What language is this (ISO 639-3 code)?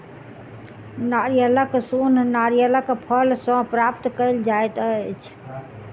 mai